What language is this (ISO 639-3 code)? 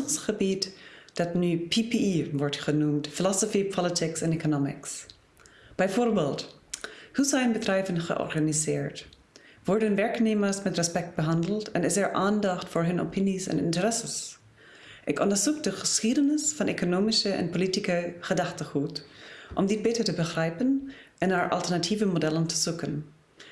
nld